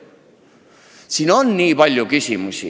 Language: Estonian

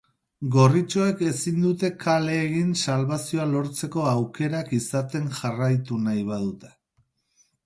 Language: Basque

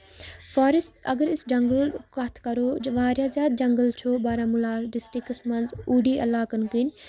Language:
Kashmiri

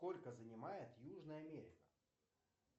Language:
Russian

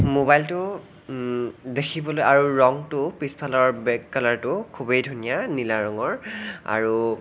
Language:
Assamese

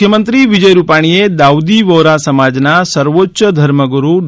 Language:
Gujarati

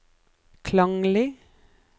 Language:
Norwegian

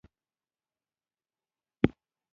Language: Pashto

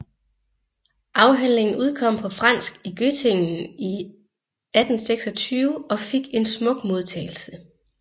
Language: Danish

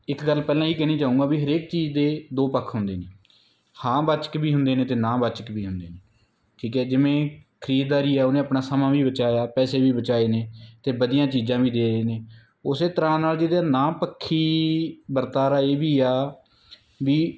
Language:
Punjabi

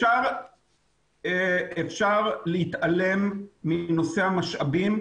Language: Hebrew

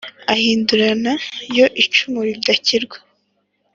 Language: Kinyarwanda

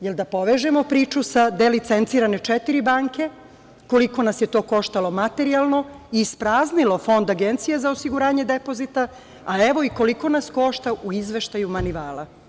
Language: Serbian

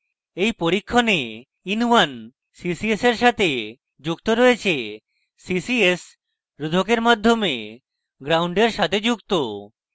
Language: Bangla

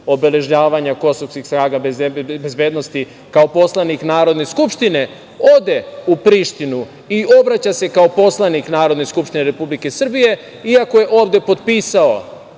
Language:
Serbian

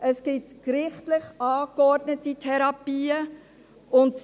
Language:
Swiss German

